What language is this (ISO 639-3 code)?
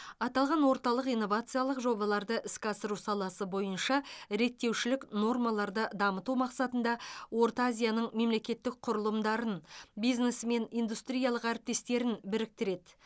kaz